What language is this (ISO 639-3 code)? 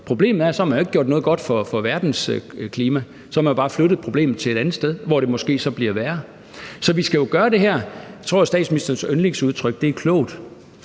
dan